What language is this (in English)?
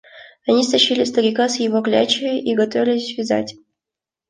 Russian